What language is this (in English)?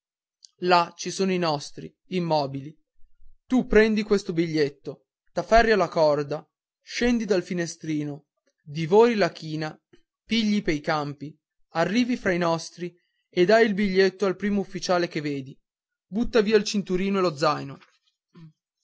Italian